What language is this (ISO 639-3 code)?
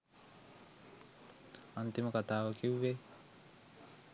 sin